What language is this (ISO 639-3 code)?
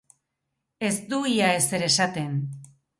eus